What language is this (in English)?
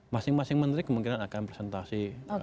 Indonesian